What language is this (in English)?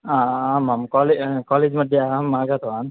Sanskrit